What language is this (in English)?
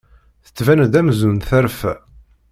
Kabyle